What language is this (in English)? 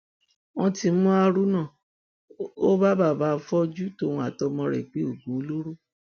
Yoruba